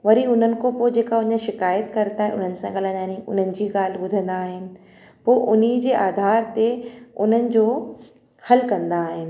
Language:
Sindhi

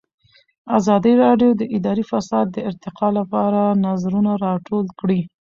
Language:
Pashto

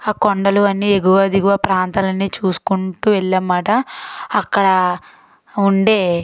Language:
Telugu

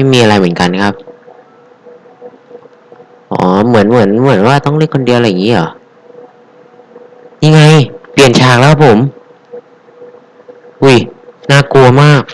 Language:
Thai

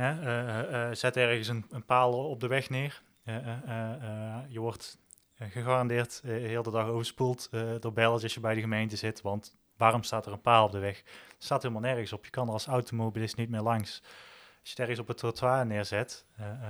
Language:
Dutch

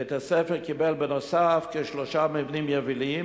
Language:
Hebrew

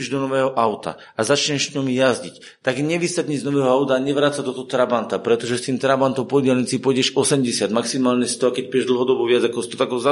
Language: Slovak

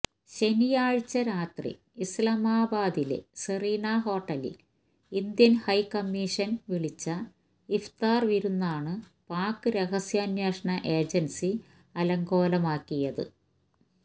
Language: Malayalam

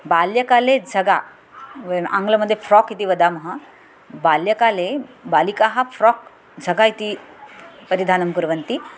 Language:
Sanskrit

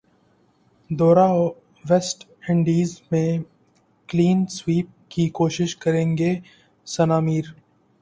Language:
Urdu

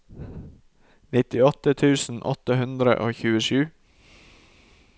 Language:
Norwegian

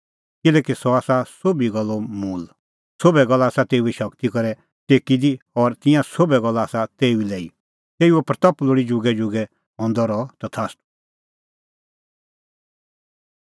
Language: Kullu Pahari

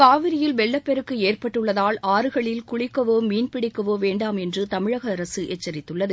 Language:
Tamil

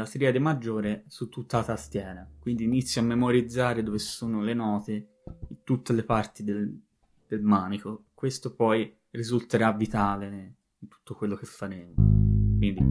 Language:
Italian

